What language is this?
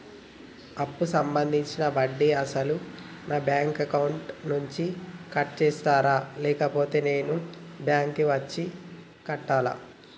Telugu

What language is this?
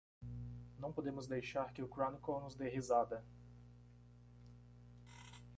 Portuguese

